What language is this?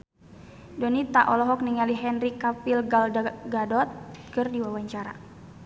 Sundanese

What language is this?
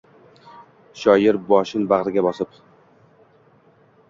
Uzbek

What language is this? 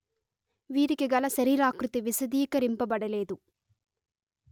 Telugu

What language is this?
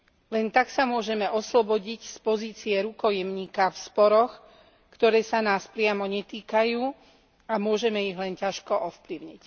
Slovak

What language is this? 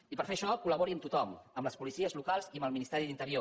Catalan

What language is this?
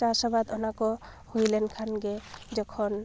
Santali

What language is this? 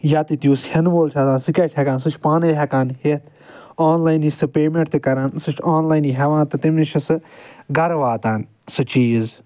Kashmiri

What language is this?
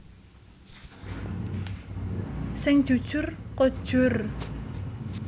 Javanese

